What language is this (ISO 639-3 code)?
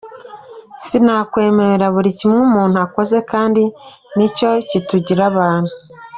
kin